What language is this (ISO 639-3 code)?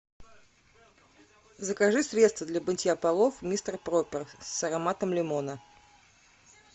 rus